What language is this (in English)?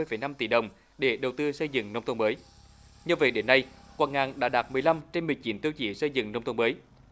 Vietnamese